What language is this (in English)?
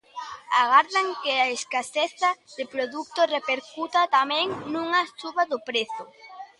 Galician